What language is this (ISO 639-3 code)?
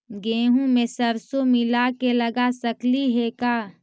mag